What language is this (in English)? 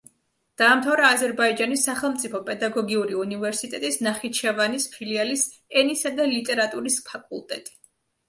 Georgian